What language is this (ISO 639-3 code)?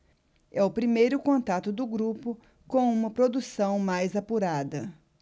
por